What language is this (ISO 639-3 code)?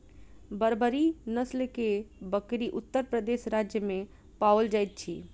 mai